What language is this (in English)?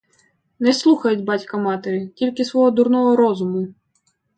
Ukrainian